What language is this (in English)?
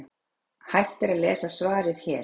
Icelandic